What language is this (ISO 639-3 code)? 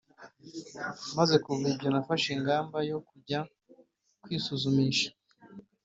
kin